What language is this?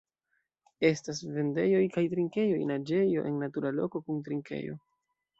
Esperanto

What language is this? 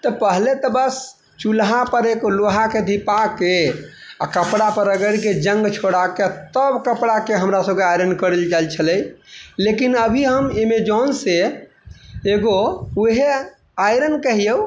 Maithili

